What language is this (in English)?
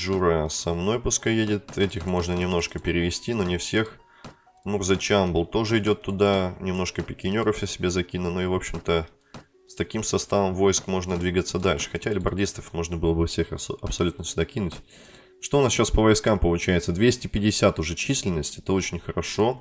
Russian